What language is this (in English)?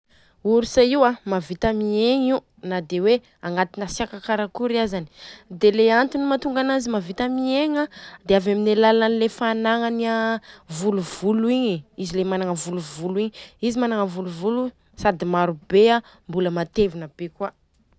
Southern Betsimisaraka Malagasy